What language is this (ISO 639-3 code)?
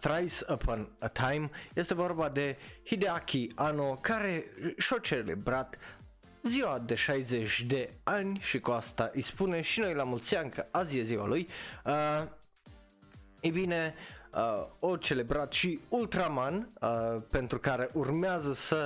ron